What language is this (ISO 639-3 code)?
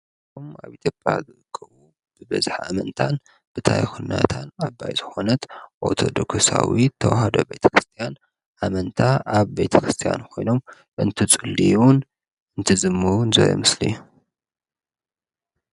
tir